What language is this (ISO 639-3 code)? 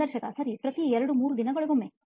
kan